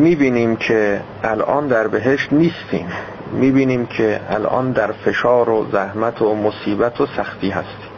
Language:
Persian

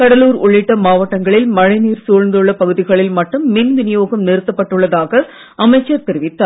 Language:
Tamil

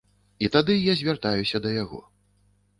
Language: Belarusian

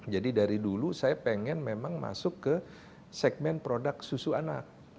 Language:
Indonesian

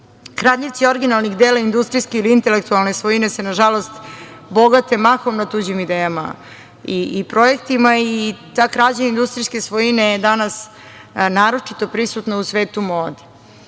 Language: Serbian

